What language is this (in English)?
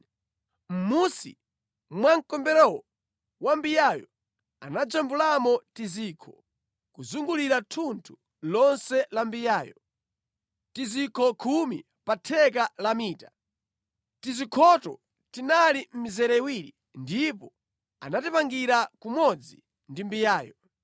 Nyanja